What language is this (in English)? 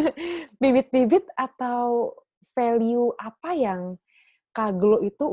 Indonesian